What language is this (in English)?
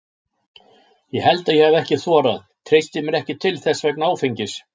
Icelandic